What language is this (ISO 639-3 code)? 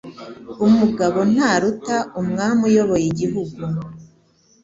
kin